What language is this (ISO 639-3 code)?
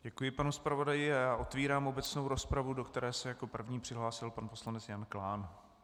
ces